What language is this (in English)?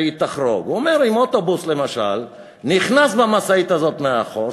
Hebrew